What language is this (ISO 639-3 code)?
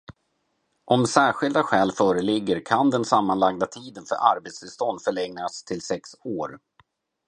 swe